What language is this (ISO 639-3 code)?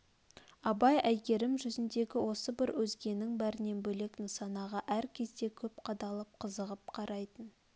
kaz